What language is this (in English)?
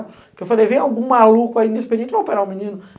Portuguese